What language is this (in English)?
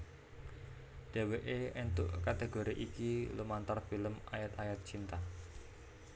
Javanese